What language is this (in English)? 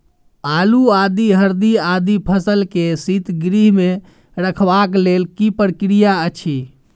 Maithili